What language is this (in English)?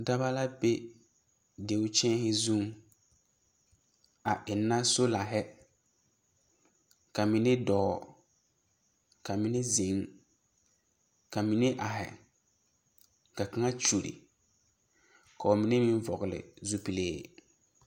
Southern Dagaare